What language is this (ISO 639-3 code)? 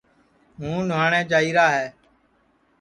ssi